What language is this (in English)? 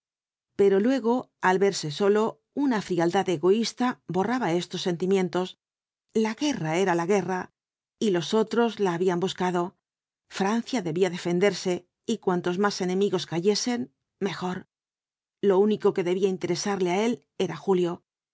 Spanish